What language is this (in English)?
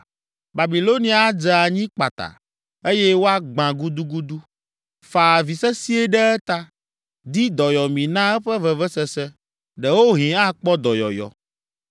Ewe